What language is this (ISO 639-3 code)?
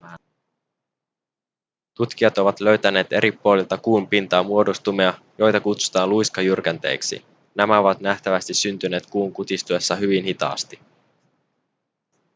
fin